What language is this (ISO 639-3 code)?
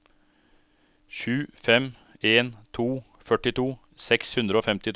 nor